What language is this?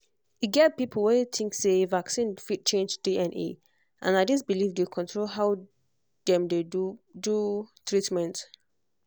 Nigerian Pidgin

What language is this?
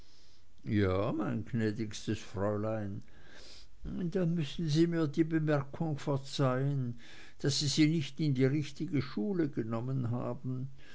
German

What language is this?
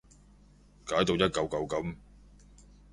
Cantonese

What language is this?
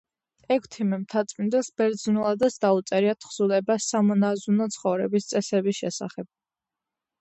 Georgian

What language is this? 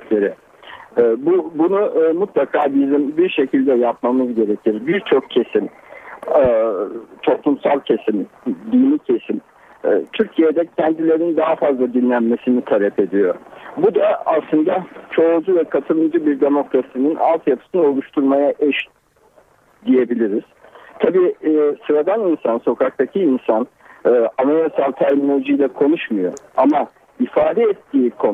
Turkish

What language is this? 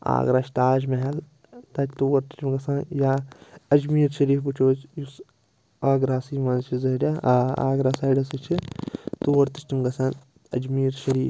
Kashmiri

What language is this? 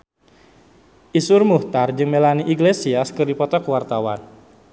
Sundanese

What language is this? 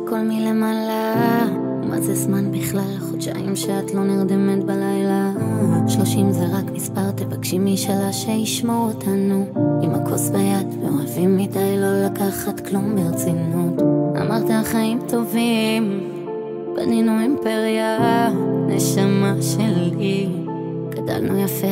Hebrew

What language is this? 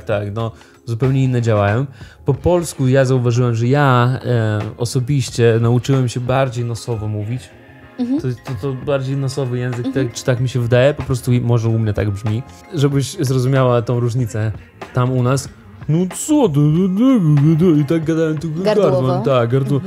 Polish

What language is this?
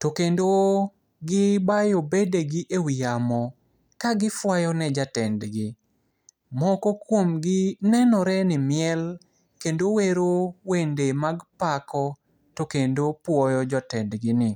Luo (Kenya and Tanzania)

